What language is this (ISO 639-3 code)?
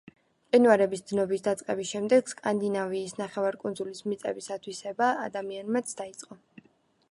kat